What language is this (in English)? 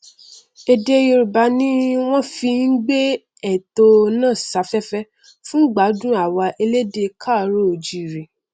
Yoruba